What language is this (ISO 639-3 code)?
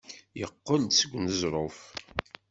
kab